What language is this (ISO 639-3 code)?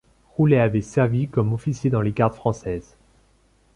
fra